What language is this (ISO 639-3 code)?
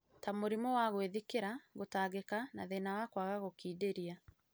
kik